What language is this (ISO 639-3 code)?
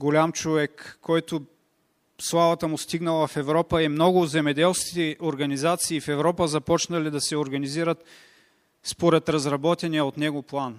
bul